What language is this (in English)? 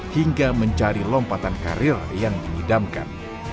Indonesian